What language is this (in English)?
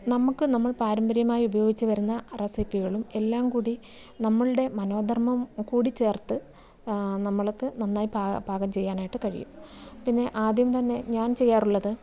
Malayalam